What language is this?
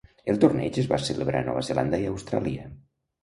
Catalan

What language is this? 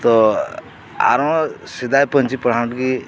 Santali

